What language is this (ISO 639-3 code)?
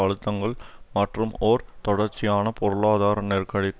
tam